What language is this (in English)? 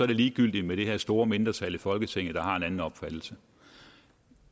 Danish